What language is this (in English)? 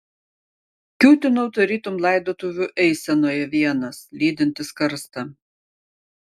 Lithuanian